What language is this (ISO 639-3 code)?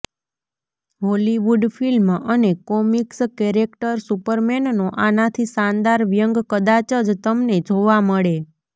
guj